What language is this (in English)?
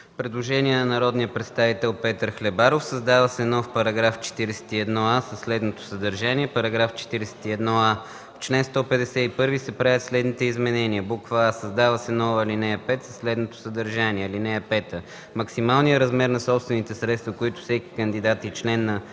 Bulgarian